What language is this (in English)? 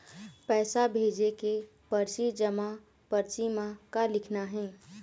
Chhattisgarhi